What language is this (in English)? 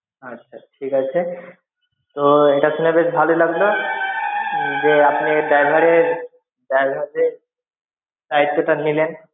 Bangla